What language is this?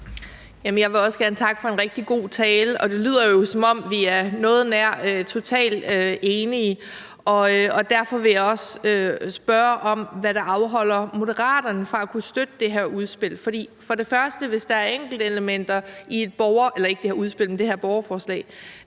Danish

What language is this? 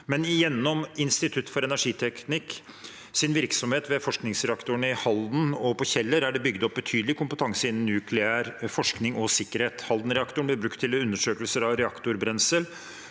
Norwegian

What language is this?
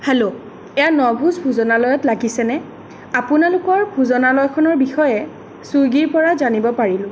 Assamese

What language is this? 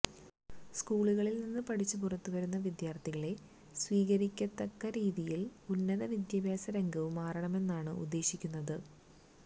Malayalam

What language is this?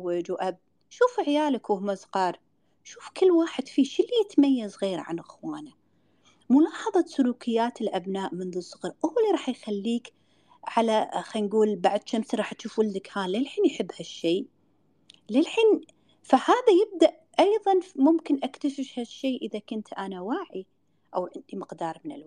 Arabic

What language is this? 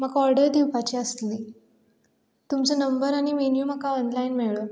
Konkani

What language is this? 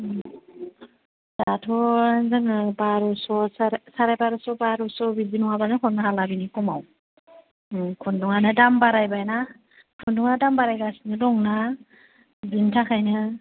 Bodo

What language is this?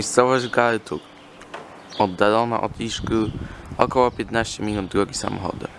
Polish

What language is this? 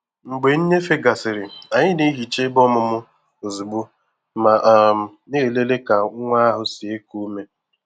Igbo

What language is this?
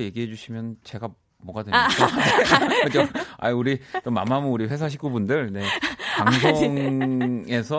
Korean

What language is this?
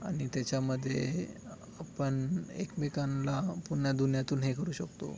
Marathi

